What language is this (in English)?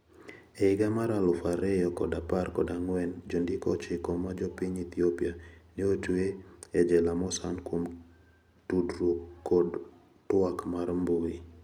Luo (Kenya and Tanzania)